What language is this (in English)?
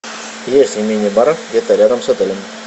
Russian